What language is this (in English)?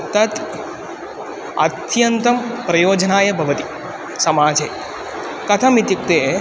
Sanskrit